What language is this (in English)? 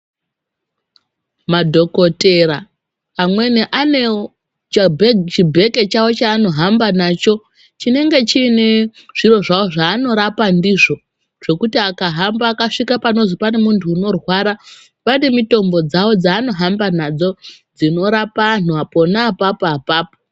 Ndau